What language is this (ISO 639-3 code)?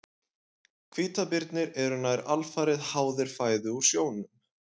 isl